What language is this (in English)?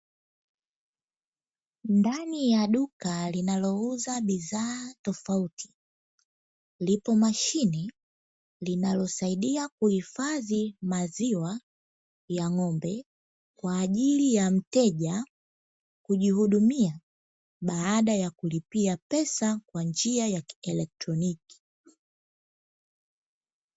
Swahili